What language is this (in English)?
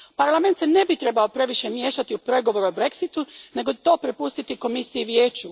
Croatian